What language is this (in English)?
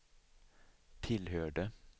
Swedish